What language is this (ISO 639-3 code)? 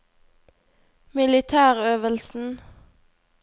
nor